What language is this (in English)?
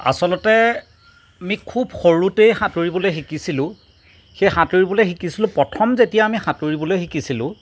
Assamese